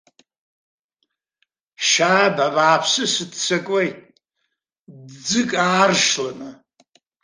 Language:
Abkhazian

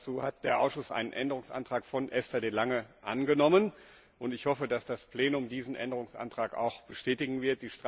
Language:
German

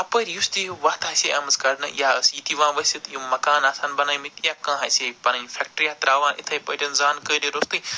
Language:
Kashmiri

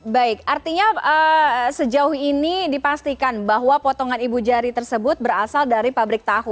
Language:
Indonesian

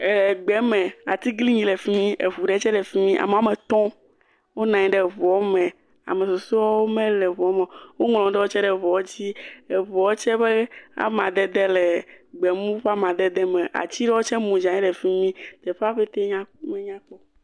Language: Ewe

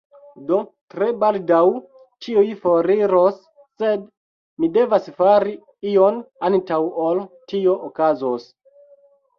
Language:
Esperanto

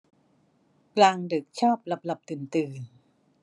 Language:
Thai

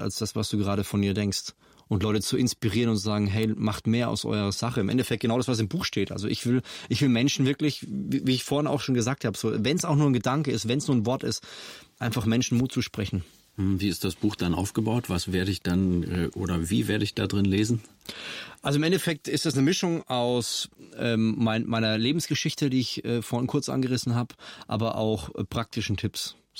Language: German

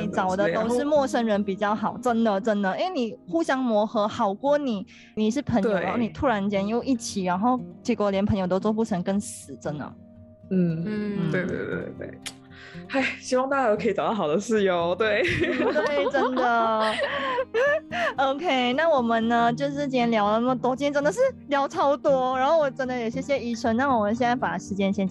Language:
Chinese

